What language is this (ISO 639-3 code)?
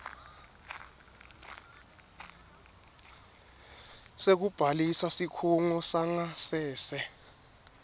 ssw